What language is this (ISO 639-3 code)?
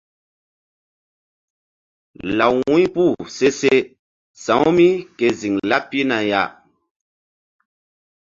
mdd